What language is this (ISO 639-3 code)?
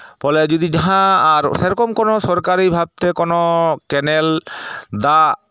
sat